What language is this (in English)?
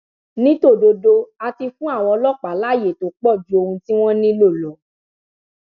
Yoruba